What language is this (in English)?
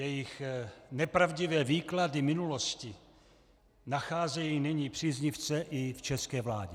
Czech